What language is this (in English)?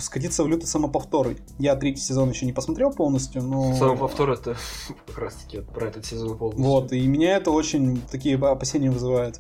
Russian